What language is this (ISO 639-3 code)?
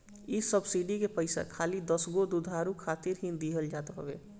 bho